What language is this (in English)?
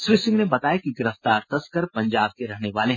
Hindi